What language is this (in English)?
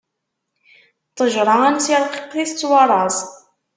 Kabyle